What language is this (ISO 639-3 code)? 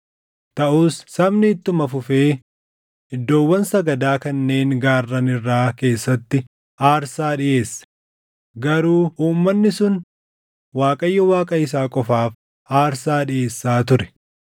orm